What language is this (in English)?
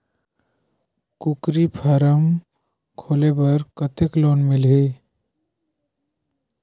Chhattisgarhi